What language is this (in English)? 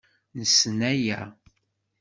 Kabyle